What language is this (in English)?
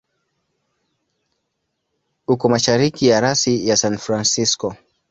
Swahili